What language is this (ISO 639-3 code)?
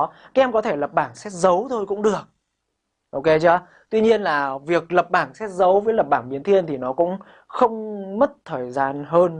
vie